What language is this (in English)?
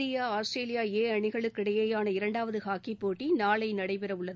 Tamil